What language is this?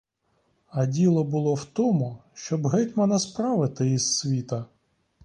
Ukrainian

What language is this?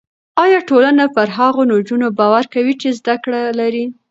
Pashto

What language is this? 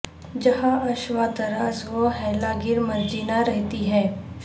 Urdu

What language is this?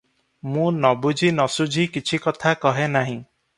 Odia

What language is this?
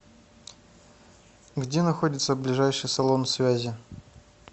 Russian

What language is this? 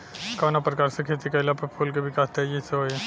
Bhojpuri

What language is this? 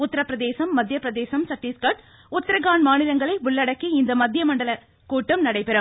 Tamil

